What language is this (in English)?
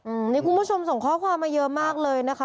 Thai